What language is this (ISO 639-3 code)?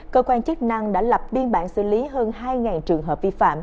vie